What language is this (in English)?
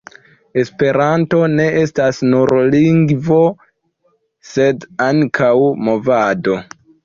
Esperanto